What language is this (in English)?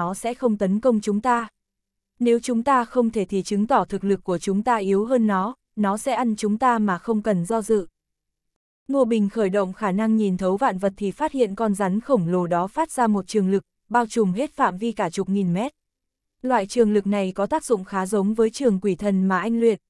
Vietnamese